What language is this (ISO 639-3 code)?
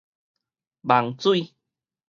nan